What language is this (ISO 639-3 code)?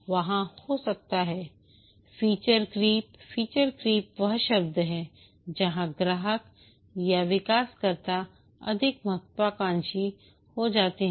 hin